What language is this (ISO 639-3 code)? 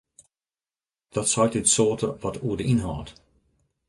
fry